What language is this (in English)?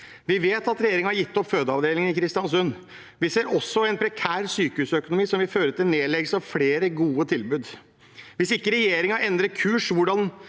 Norwegian